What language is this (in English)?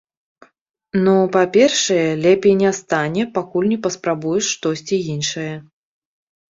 Belarusian